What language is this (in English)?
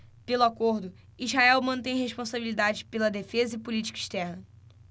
Portuguese